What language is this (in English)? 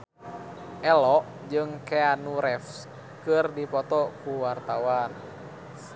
Sundanese